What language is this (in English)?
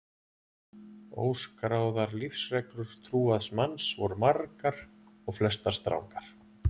Icelandic